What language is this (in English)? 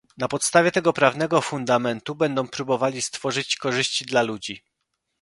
Polish